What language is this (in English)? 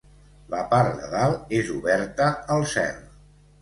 Catalan